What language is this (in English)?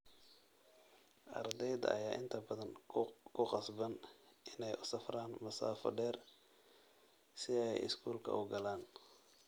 Somali